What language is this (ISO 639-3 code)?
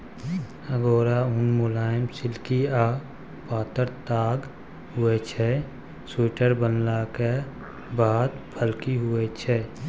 mai